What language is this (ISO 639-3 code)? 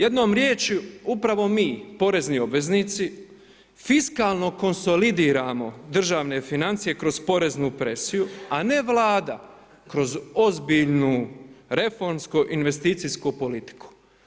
hrv